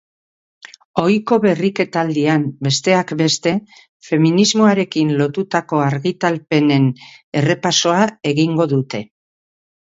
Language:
Basque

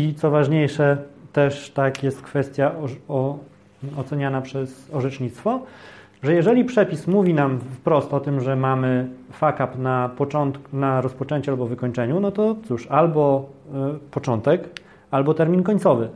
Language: Polish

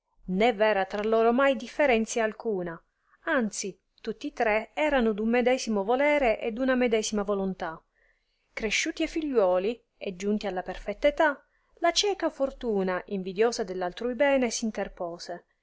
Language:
Italian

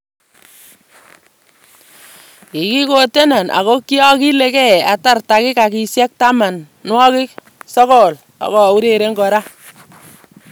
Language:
Kalenjin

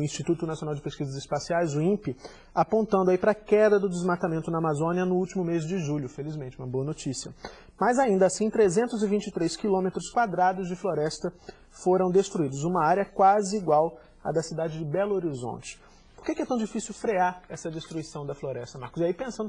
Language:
Portuguese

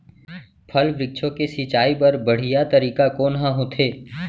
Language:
Chhattisgarhi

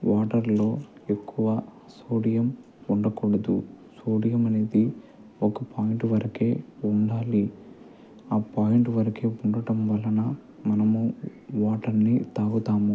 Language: Telugu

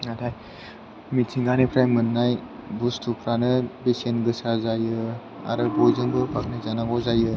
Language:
Bodo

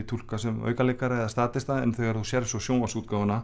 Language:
Icelandic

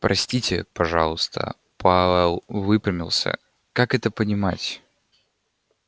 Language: Russian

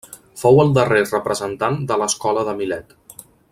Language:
Catalan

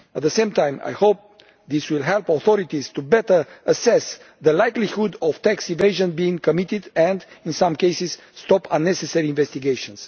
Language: English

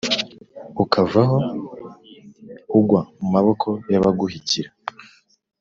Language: Kinyarwanda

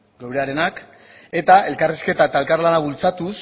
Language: Basque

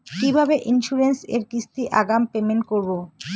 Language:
Bangla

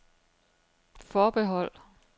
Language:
Danish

